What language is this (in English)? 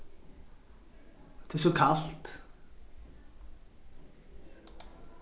Faroese